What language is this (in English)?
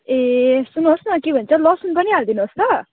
Nepali